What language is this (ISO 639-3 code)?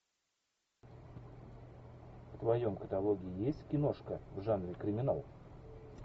rus